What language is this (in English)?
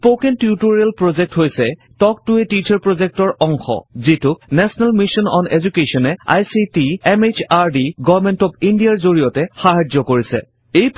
Assamese